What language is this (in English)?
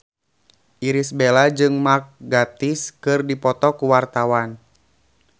Sundanese